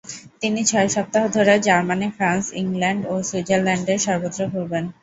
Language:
Bangla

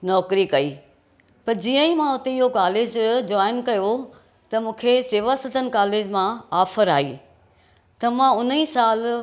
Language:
Sindhi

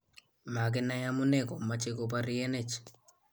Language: Kalenjin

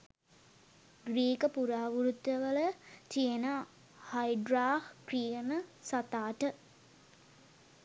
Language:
Sinhala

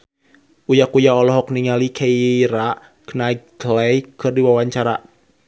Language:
Sundanese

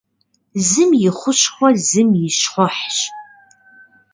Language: Kabardian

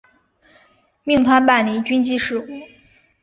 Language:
Chinese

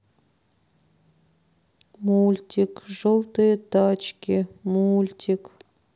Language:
Russian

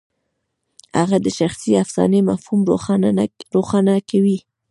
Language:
Pashto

